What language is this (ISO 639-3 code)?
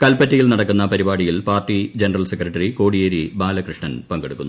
mal